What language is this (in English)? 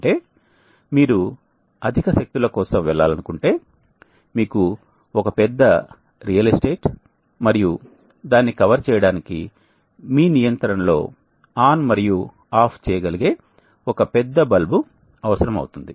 Telugu